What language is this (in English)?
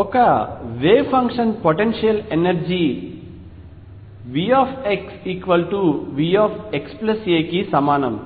Telugu